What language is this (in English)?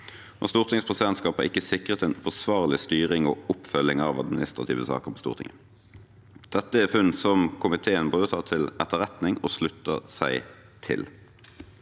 Norwegian